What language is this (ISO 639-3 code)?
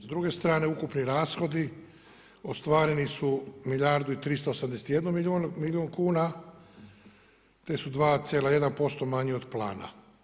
hrv